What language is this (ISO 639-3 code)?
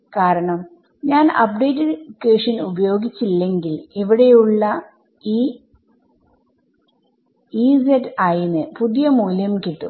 mal